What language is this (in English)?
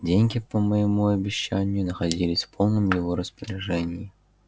Russian